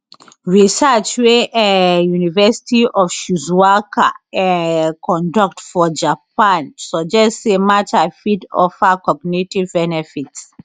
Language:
Nigerian Pidgin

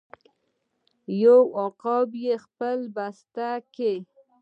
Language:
Pashto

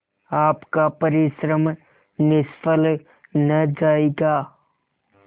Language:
Hindi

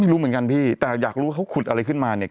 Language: Thai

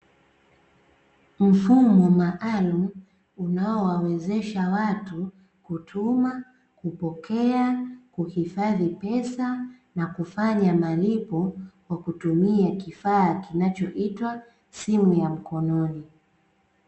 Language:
Swahili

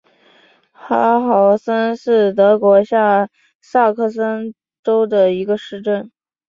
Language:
Chinese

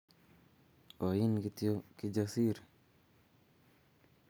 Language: Kalenjin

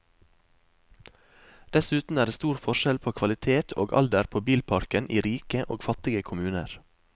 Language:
Norwegian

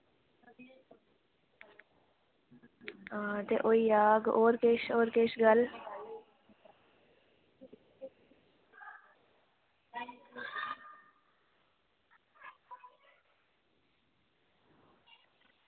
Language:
Dogri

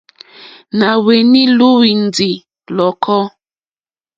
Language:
Mokpwe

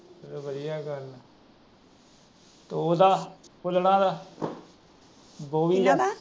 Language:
Punjabi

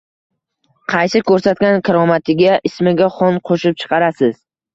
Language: Uzbek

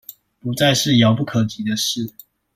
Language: Chinese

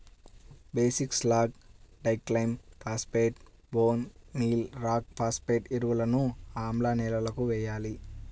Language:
Telugu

